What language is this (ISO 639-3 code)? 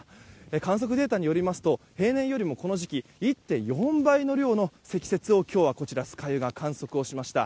jpn